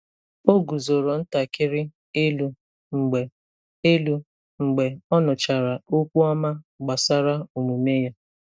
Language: Igbo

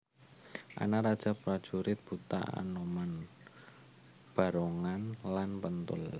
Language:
Javanese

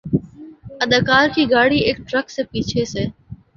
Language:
Urdu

